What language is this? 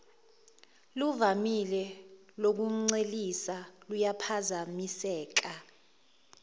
Zulu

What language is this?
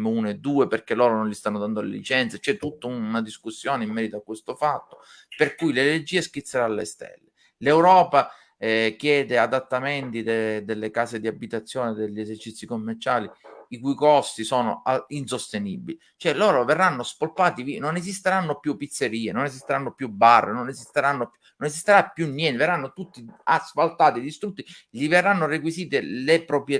Italian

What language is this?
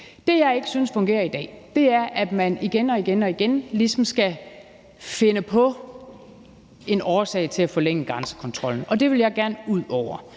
Danish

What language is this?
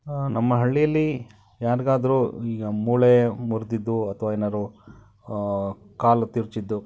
Kannada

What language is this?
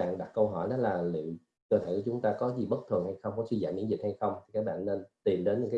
Vietnamese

